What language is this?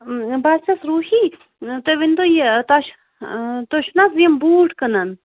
Kashmiri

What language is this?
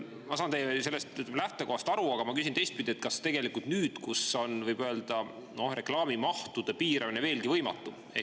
Estonian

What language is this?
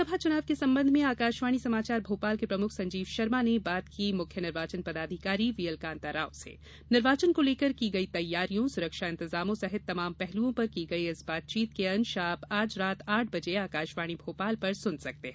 Hindi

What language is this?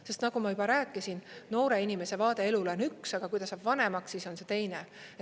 Estonian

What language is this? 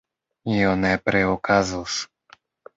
Esperanto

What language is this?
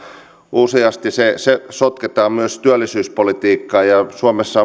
Finnish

